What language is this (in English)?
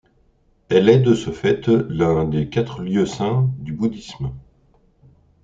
French